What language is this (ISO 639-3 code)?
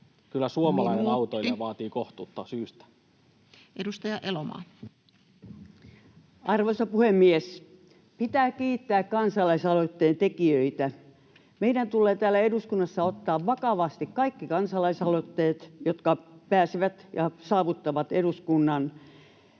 fin